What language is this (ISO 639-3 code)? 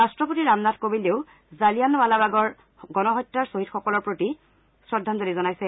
asm